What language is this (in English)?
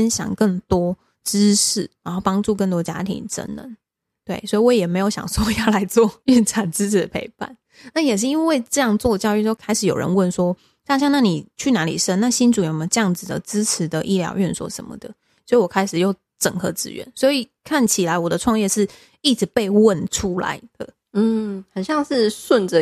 Chinese